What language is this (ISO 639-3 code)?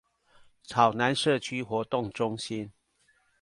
zho